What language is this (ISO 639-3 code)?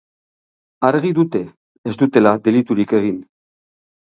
eus